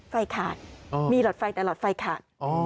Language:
Thai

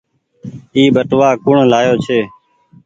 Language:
Goaria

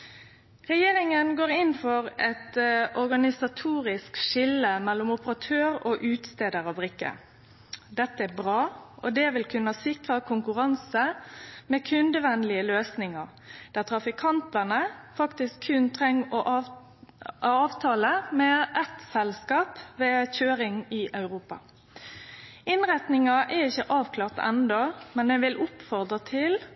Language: Norwegian Nynorsk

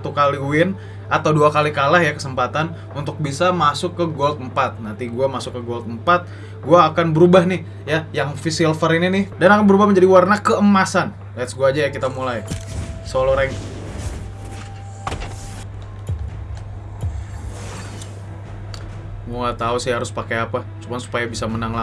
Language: Indonesian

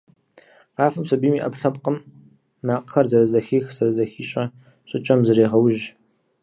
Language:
Kabardian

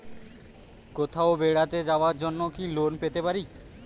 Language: Bangla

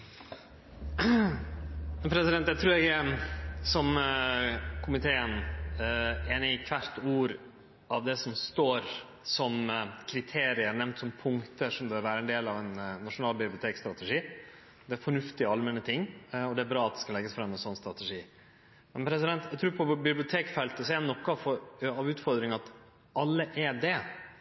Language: Norwegian Nynorsk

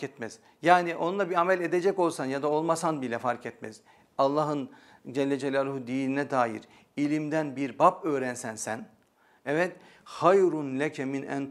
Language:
Turkish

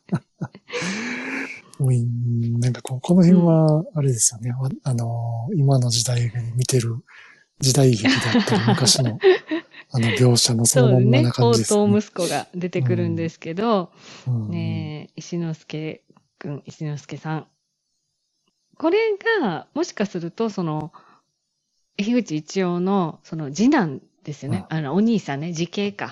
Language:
Japanese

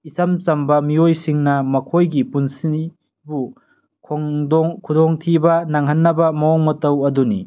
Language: Manipuri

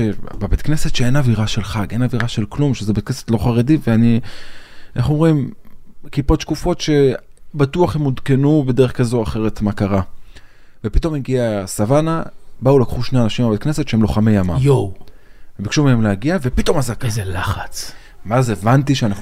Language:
Hebrew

